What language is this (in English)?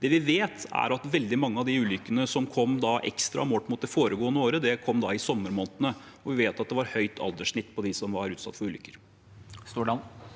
Norwegian